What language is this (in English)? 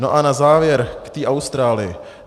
Czech